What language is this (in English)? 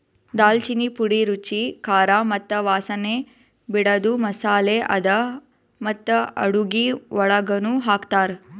Kannada